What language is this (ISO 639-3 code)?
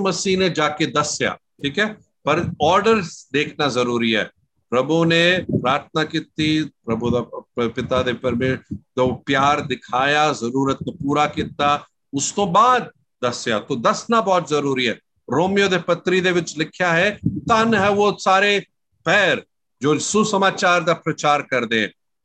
hin